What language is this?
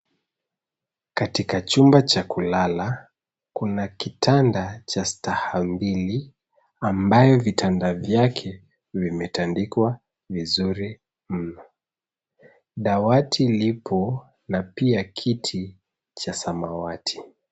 Swahili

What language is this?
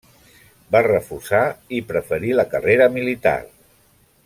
Catalan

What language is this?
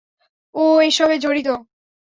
Bangla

